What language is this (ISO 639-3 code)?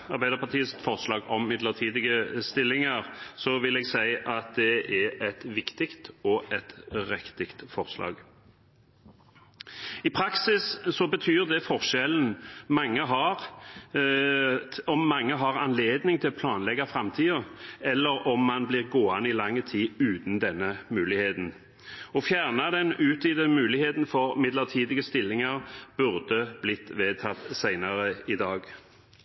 nob